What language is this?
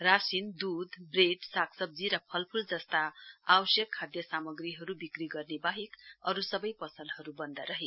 Nepali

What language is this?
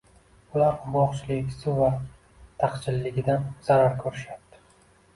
Uzbek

